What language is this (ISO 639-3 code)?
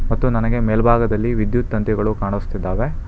kan